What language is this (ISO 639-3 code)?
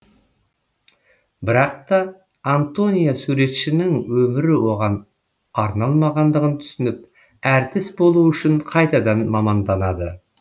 kaz